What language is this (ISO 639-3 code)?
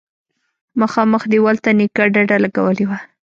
pus